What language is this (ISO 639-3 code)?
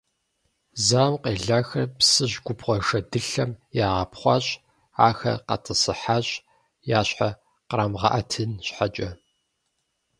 kbd